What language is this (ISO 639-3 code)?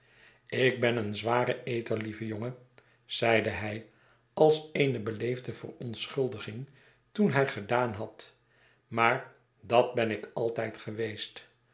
nld